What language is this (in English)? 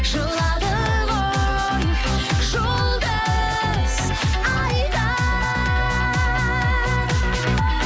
Kazakh